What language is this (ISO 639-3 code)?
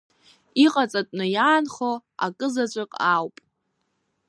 abk